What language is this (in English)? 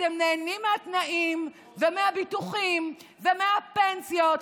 Hebrew